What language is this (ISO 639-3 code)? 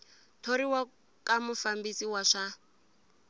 tso